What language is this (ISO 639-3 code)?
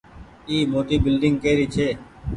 gig